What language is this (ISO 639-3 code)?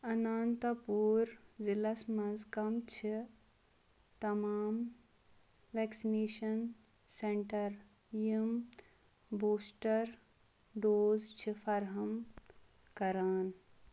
kas